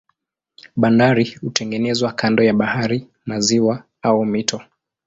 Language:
Swahili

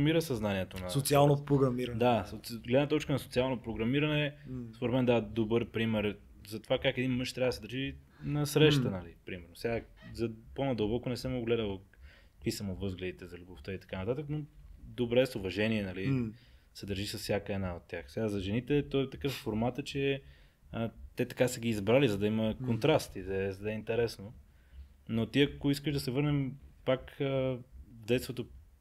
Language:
Bulgarian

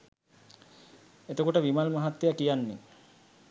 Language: Sinhala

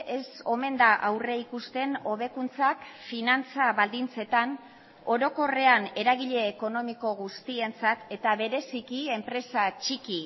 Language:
Basque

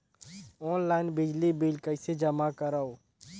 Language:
Chhattisgarhi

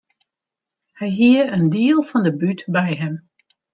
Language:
Western Frisian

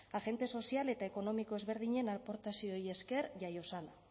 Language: Basque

